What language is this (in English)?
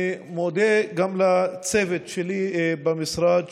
Hebrew